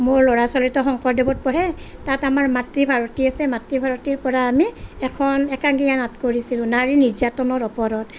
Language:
Assamese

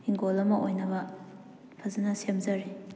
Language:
Manipuri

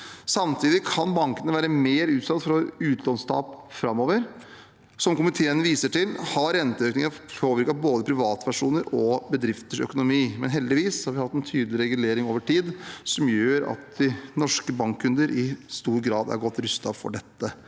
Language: Norwegian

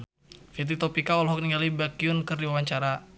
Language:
Sundanese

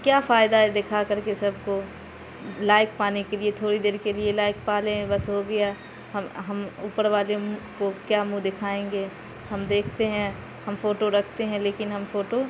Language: Urdu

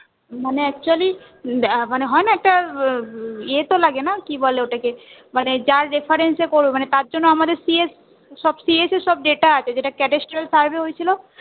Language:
Bangla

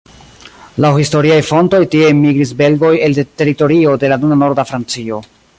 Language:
Esperanto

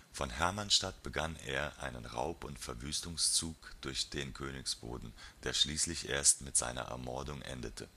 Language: German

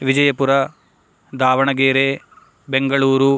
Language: Sanskrit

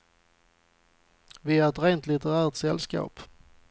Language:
Swedish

